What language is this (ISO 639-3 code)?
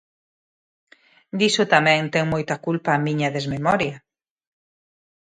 glg